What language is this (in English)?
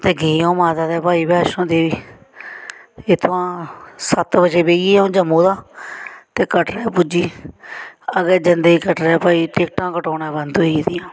Dogri